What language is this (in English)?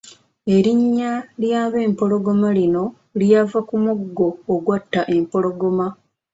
Ganda